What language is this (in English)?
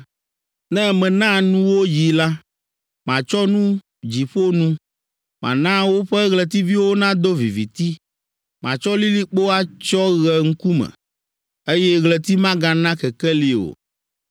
Ewe